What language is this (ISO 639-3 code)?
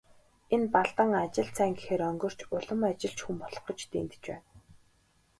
mon